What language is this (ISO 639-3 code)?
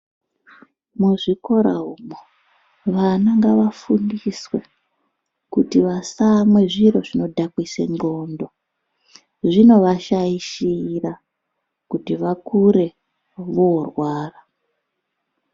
ndc